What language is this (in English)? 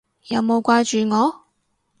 Cantonese